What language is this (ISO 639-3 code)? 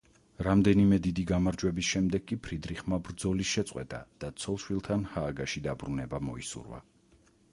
kat